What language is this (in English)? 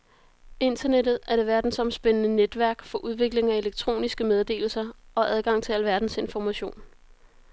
Danish